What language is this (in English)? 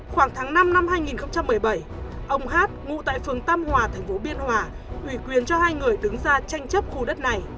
Vietnamese